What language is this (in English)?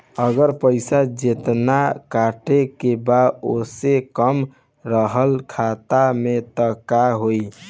Bhojpuri